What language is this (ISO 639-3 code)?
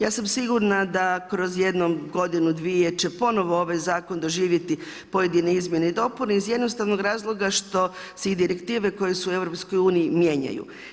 hrv